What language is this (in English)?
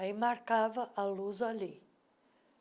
Portuguese